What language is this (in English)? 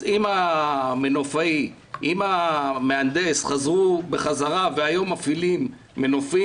Hebrew